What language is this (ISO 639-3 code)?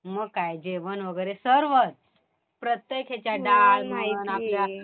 mar